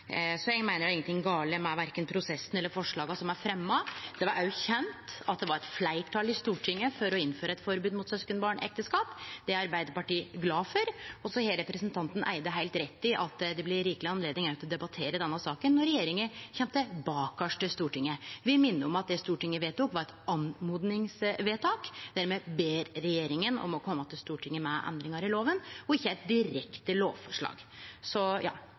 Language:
Norwegian Nynorsk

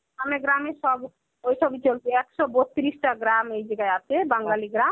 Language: Bangla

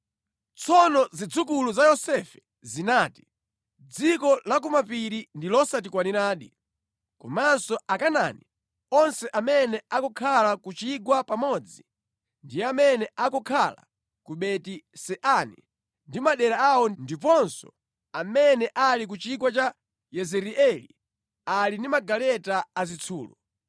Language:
Nyanja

